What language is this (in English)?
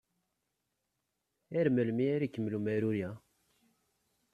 Kabyle